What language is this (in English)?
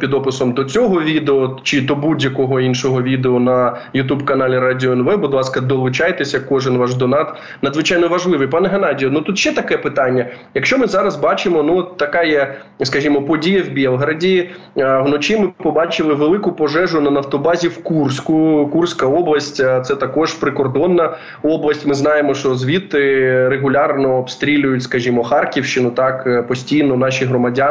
Ukrainian